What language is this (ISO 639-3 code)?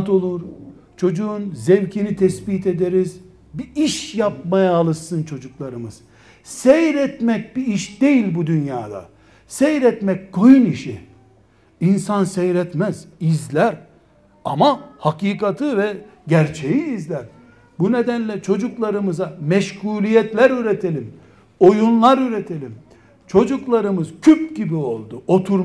tur